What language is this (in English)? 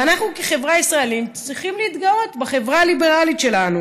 Hebrew